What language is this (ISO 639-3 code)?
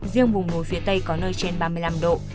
vie